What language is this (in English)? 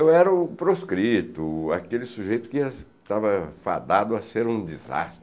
Portuguese